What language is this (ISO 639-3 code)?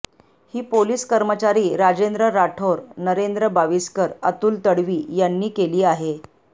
mar